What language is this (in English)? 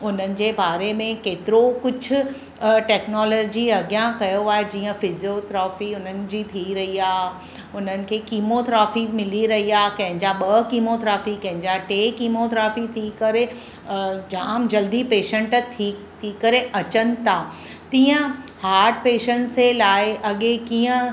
Sindhi